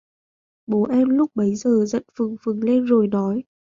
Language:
Vietnamese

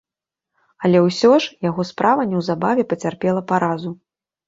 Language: Belarusian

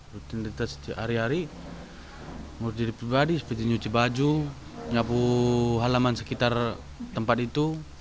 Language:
Indonesian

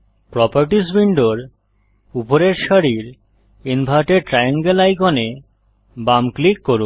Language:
Bangla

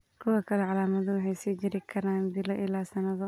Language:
Somali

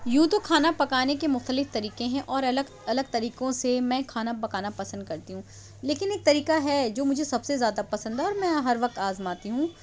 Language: Urdu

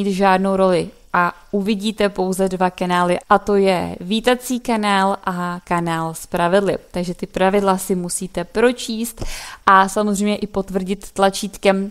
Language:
Czech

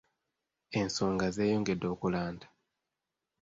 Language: Ganda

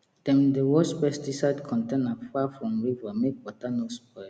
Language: Nigerian Pidgin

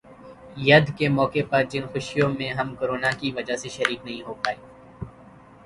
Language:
Urdu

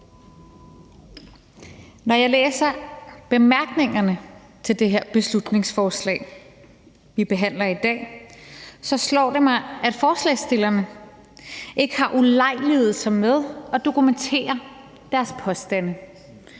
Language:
Danish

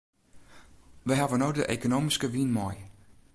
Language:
Western Frisian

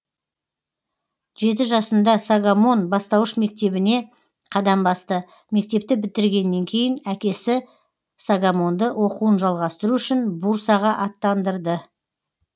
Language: Kazakh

